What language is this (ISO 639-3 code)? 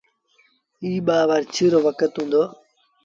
sbn